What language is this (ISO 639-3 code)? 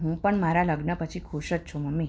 guj